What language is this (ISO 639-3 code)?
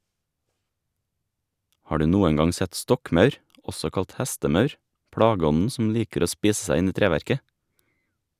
nor